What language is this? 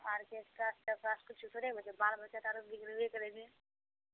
Maithili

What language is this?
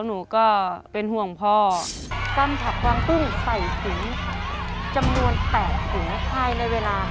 Thai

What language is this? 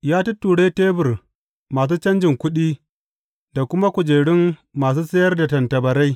Hausa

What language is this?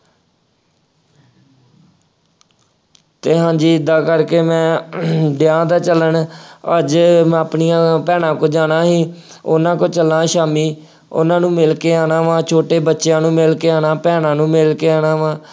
Punjabi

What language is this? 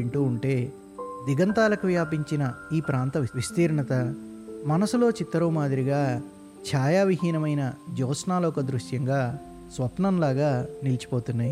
Telugu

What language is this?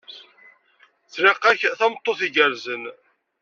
Kabyle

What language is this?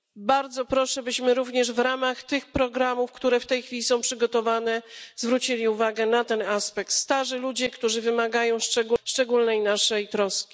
Polish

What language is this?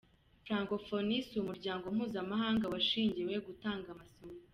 Kinyarwanda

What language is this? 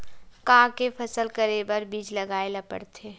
Chhattisgarhi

